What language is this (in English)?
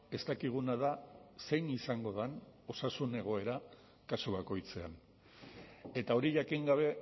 Basque